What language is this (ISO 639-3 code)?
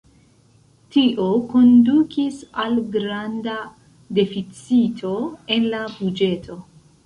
epo